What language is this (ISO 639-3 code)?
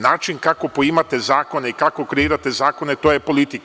srp